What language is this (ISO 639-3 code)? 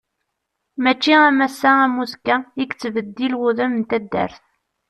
kab